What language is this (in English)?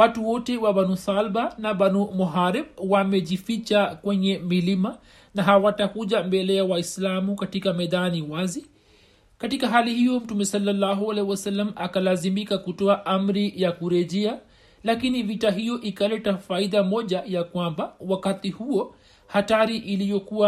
Swahili